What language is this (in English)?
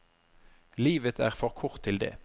Norwegian